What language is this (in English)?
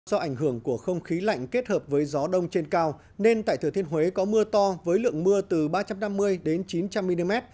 Vietnamese